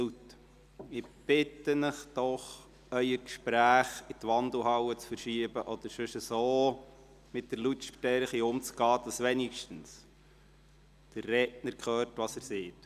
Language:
Swiss German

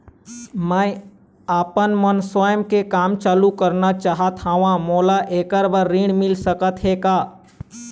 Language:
Chhattisgarhi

